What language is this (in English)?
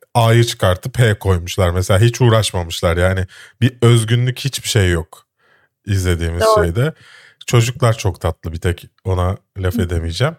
Turkish